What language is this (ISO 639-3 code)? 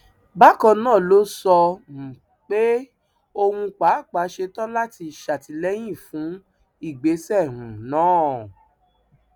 yor